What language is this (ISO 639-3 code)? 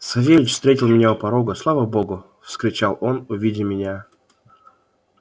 rus